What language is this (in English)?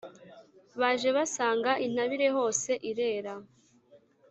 Kinyarwanda